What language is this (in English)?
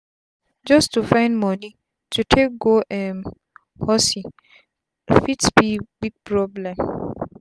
Nigerian Pidgin